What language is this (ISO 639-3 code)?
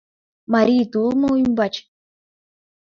chm